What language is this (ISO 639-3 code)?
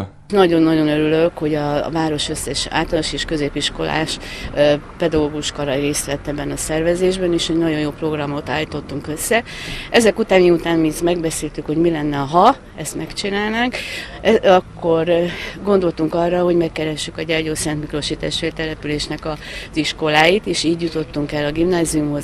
hun